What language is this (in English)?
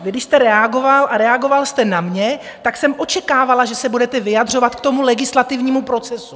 Czech